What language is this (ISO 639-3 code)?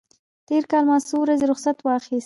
pus